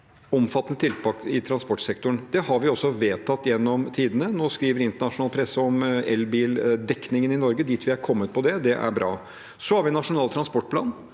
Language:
Norwegian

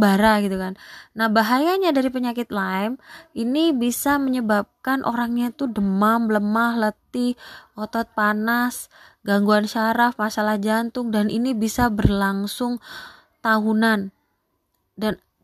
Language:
Indonesian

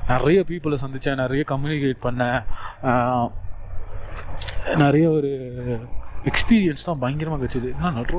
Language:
Tamil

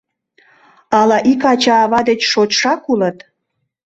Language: Mari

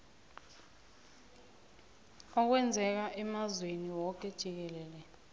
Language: South Ndebele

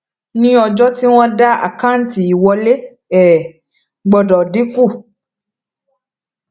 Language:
Yoruba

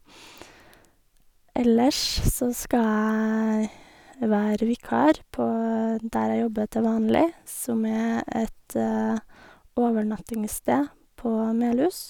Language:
Norwegian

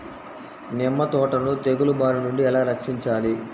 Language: Telugu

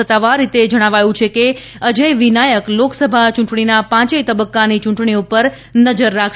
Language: Gujarati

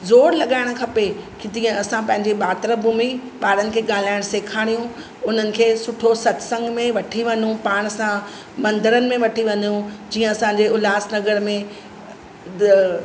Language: Sindhi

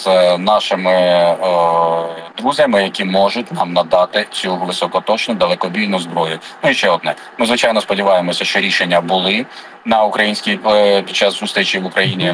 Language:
Ukrainian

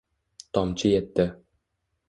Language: Uzbek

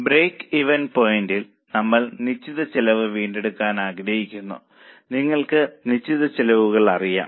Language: Malayalam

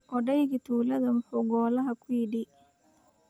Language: Somali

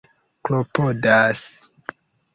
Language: Esperanto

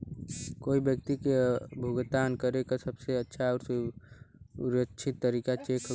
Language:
Bhojpuri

